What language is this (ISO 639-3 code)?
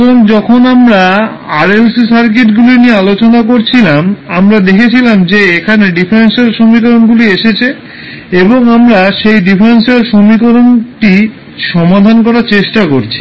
ben